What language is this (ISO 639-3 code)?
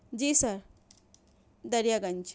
urd